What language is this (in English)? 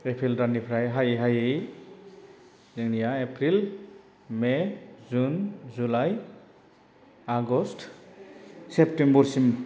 Bodo